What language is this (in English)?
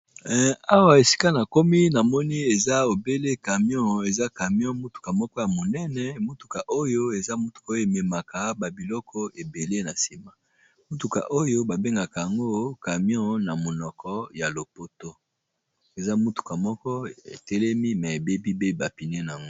Lingala